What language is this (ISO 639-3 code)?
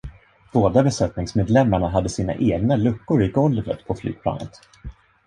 swe